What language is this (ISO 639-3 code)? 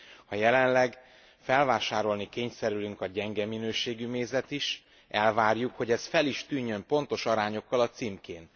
hun